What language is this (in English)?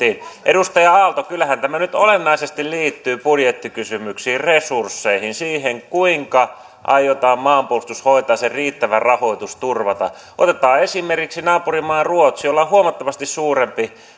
Finnish